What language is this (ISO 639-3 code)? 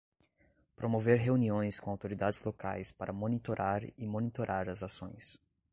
por